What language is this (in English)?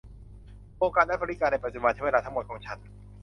Thai